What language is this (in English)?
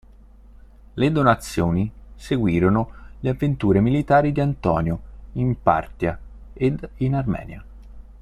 Italian